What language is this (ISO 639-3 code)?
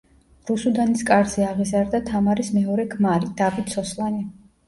kat